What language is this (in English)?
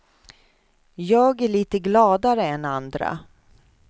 Swedish